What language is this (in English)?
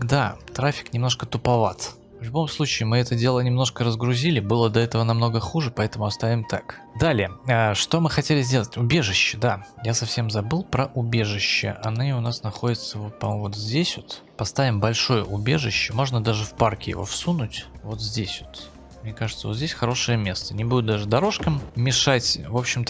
Russian